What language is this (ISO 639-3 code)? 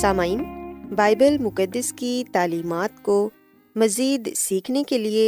urd